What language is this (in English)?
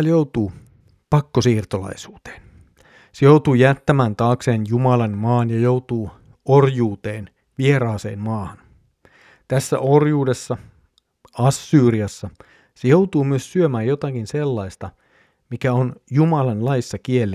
Finnish